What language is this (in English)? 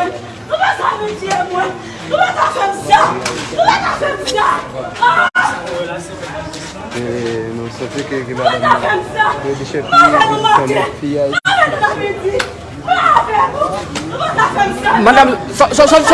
French